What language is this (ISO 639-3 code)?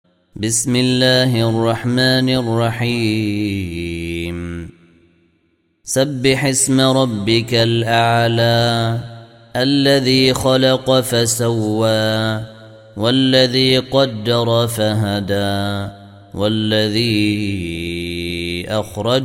ara